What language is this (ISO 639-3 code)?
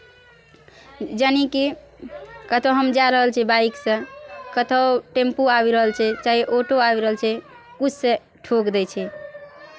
mai